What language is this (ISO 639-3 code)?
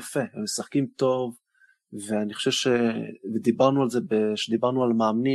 heb